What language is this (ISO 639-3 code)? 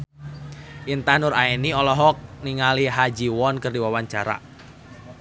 sun